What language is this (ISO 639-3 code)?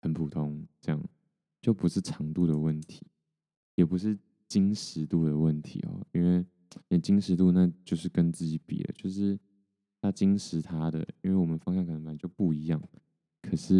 zho